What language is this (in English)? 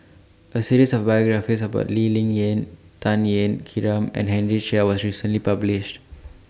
English